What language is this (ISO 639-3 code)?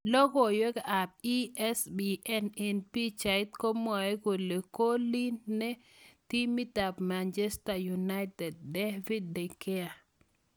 kln